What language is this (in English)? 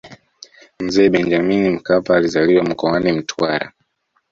Swahili